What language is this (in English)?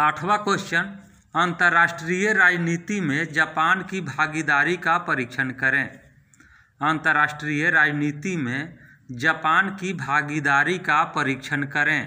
Hindi